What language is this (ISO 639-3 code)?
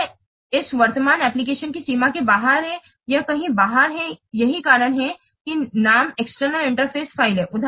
hin